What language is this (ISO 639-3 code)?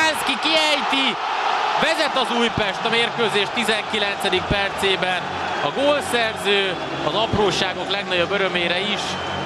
hun